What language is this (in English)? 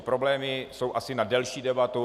Czech